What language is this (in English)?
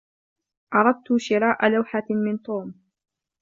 Arabic